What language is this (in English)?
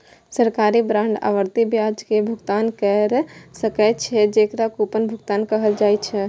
Maithili